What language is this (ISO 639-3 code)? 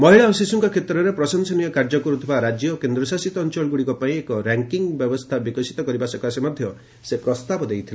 ori